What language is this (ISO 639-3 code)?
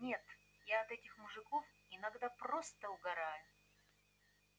rus